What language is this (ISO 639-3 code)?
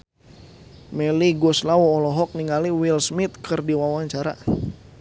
sun